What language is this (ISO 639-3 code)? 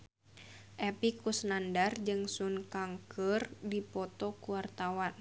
sun